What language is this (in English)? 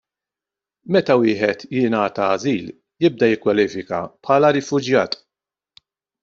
Maltese